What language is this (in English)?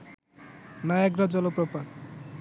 Bangla